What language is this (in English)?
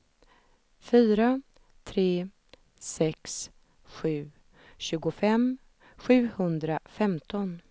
Swedish